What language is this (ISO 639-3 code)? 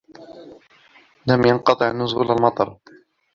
ara